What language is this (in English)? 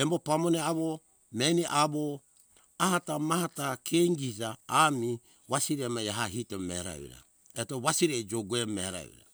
Hunjara-Kaina Ke